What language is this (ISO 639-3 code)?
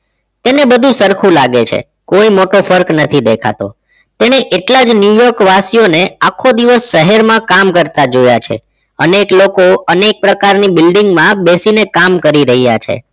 guj